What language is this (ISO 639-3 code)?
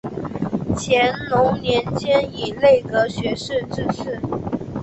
zho